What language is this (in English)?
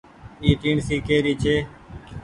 Goaria